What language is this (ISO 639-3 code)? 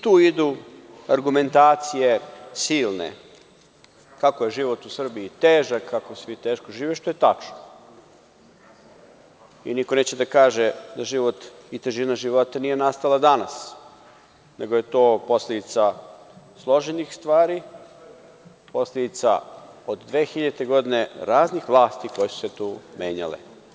srp